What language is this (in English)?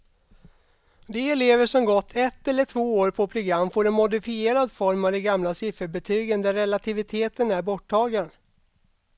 Swedish